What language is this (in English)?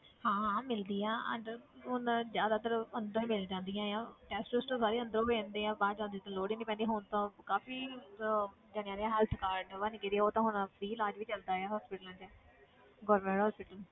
Punjabi